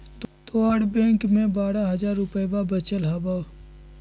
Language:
Magahi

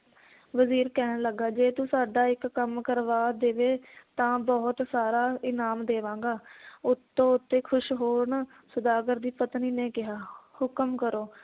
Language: Punjabi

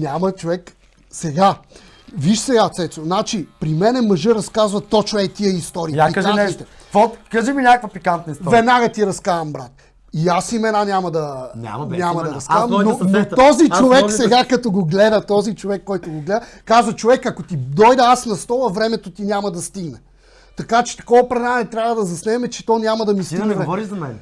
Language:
Bulgarian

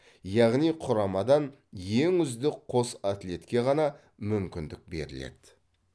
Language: Kazakh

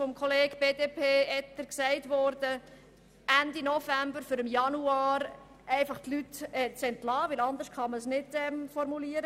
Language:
Swiss German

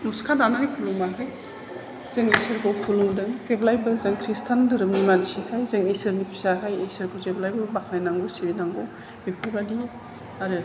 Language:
Bodo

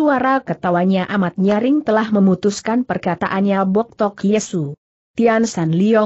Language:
Indonesian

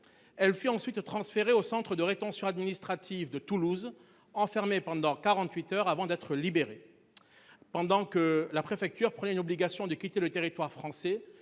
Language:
French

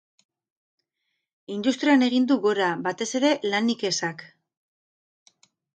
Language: Basque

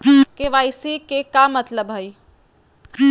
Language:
Magahi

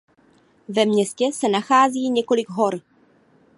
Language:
Czech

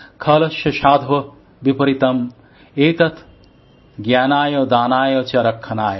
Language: Bangla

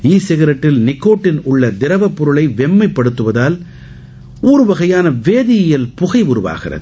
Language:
Tamil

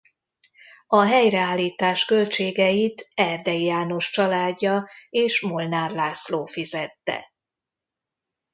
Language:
Hungarian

